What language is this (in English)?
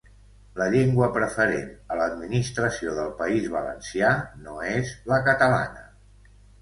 Catalan